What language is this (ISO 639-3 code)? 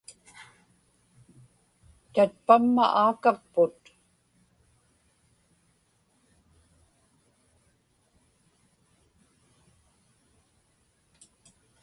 ipk